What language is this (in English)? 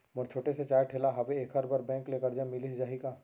Chhattisgarhi